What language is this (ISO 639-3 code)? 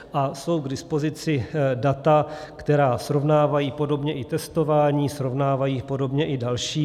ces